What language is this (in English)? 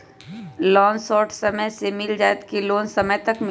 Magahi